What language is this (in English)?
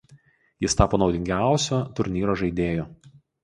Lithuanian